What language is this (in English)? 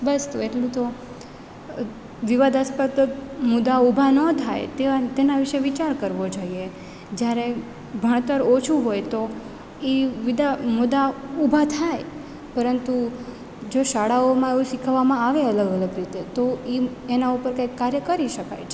Gujarati